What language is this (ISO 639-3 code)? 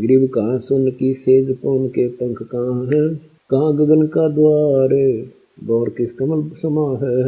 hin